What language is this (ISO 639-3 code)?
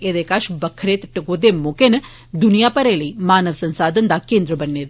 doi